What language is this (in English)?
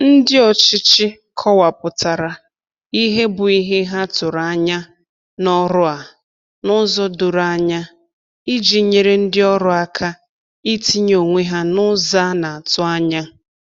Igbo